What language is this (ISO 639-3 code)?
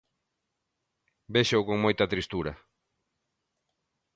glg